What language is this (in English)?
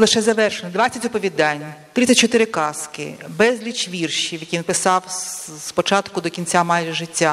Ukrainian